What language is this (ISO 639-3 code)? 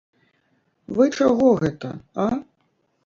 bel